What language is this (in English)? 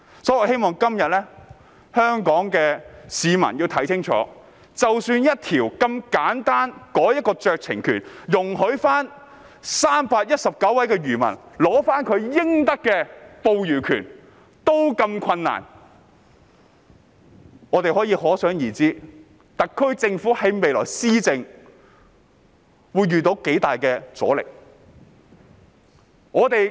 Cantonese